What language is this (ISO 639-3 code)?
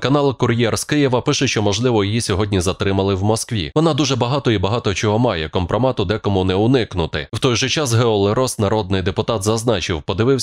ukr